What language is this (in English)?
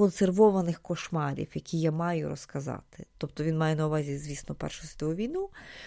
Ukrainian